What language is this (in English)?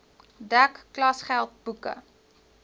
Afrikaans